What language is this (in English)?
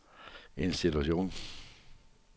Danish